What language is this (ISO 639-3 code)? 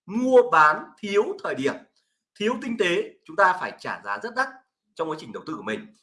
vie